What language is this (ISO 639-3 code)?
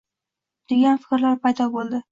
uzb